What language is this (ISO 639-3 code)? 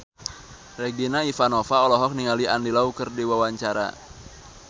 sun